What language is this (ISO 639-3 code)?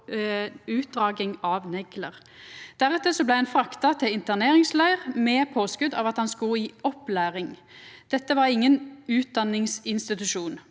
nor